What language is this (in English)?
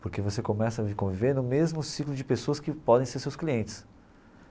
Portuguese